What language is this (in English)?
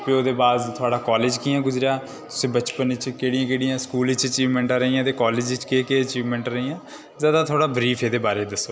Dogri